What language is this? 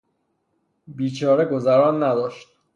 Persian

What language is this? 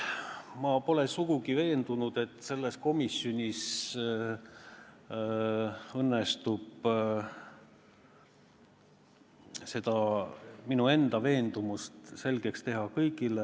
Estonian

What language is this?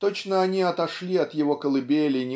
Russian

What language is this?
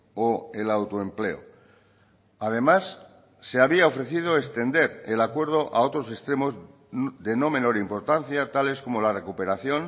Spanish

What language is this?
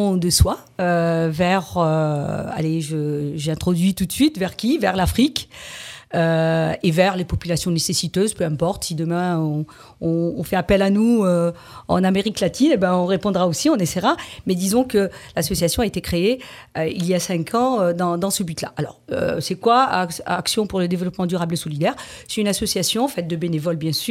French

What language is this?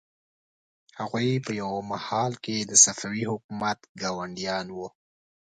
Pashto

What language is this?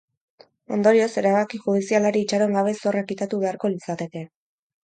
Basque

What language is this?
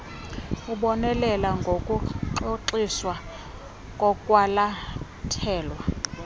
Xhosa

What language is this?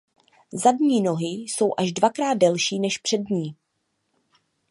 Czech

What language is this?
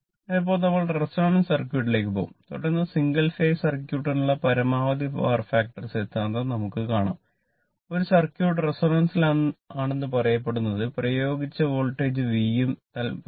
Malayalam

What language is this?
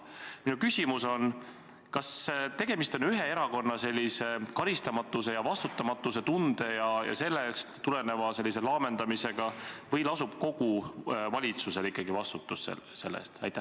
Estonian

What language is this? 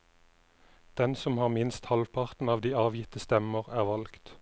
Norwegian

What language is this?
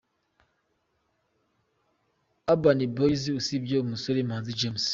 Kinyarwanda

